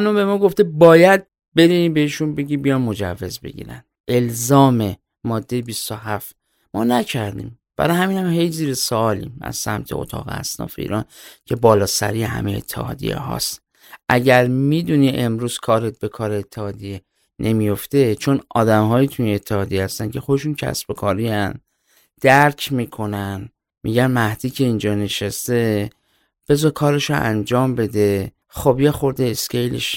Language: Persian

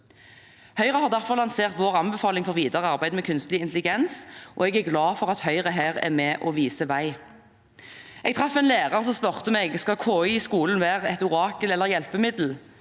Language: Norwegian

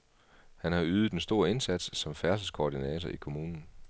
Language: Danish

